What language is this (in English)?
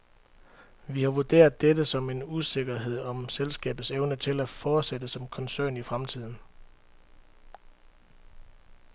Danish